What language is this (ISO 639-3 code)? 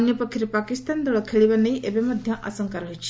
ori